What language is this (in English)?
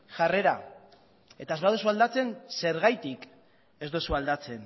Basque